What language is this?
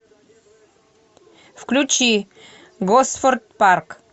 Russian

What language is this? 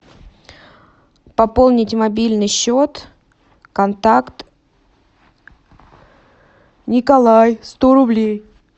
Russian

